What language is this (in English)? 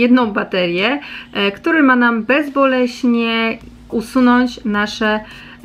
Polish